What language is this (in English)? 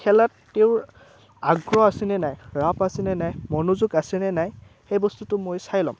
Assamese